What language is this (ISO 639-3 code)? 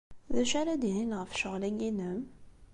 kab